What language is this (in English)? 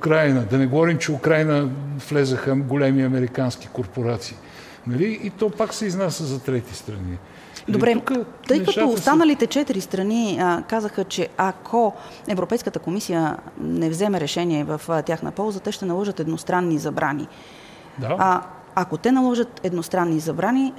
Bulgarian